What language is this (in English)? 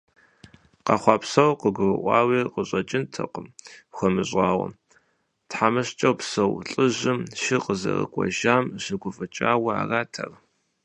Kabardian